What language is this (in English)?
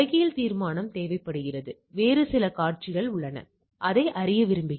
Tamil